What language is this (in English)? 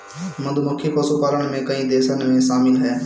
Bhojpuri